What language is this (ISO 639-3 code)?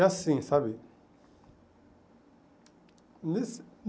por